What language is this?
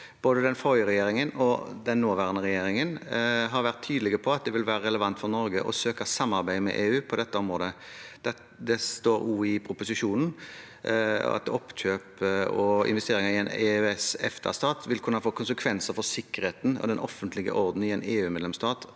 Norwegian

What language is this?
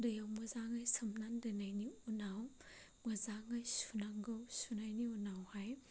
Bodo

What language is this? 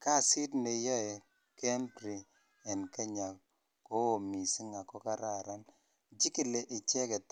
Kalenjin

